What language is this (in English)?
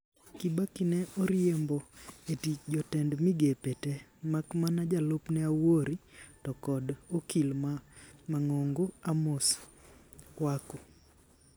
Luo (Kenya and Tanzania)